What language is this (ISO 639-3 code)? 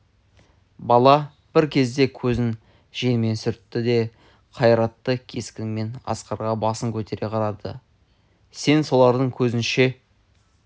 kaz